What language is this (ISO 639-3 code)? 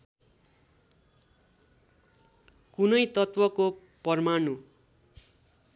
nep